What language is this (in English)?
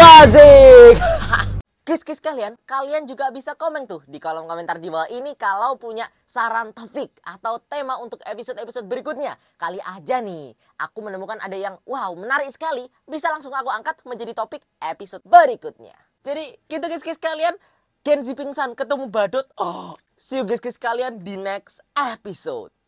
Indonesian